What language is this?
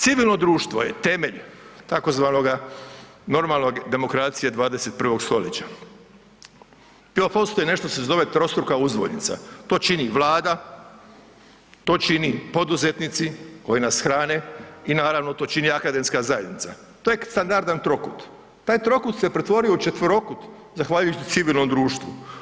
Croatian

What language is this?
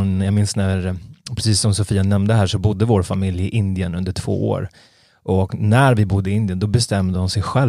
Swedish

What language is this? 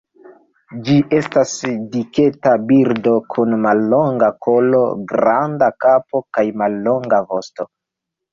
Esperanto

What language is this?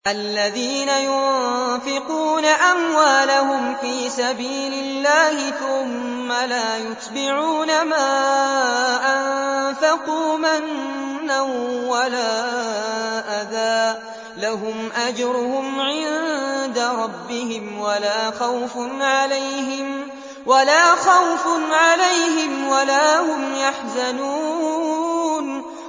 Arabic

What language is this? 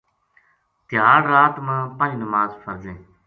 Gujari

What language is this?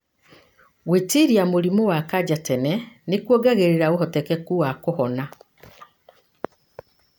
Kikuyu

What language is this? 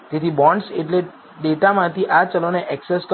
Gujarati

